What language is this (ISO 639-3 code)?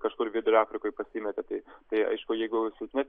lit